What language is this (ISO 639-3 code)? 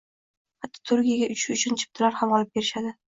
uzb